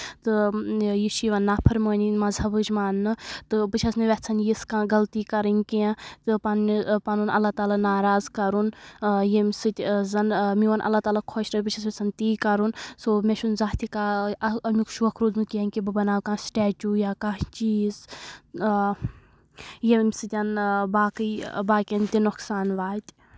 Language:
Kashmiri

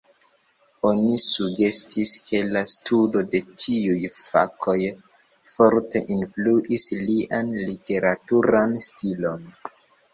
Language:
Esperanto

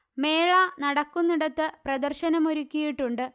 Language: Malayalam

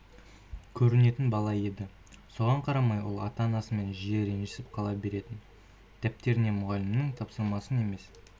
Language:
Kazakh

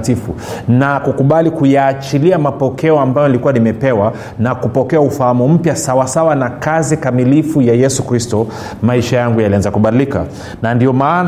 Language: Swahili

